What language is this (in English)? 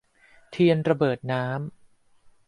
Thai